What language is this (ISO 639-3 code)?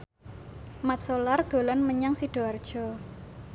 jav